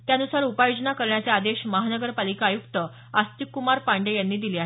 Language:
Marathi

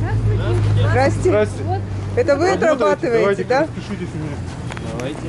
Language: Russian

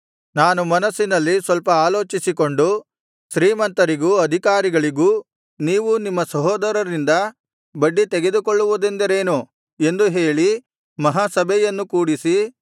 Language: Kannada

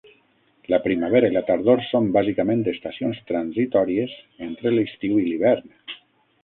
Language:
Catalan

